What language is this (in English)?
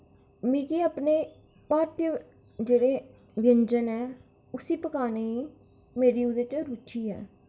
Dogri